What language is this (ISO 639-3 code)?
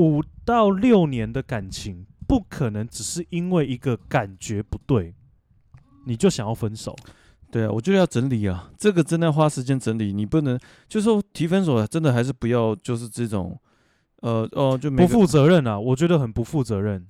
zho